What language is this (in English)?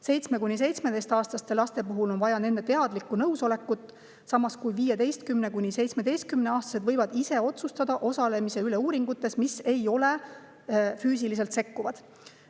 Estonian